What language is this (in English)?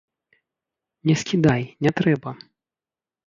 Belarusian